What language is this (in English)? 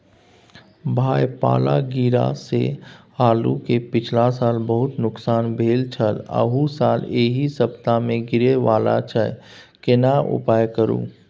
Maithili